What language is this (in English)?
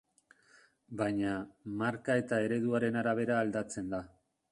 Basque